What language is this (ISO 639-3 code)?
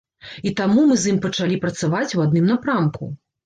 bel